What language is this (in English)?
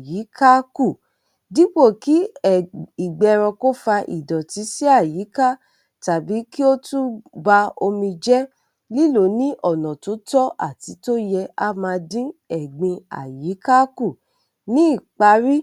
Yoruba